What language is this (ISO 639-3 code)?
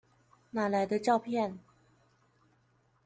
zho